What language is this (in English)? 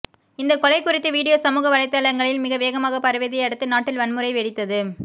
Tamil